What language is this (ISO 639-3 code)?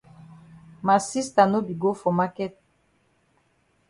wes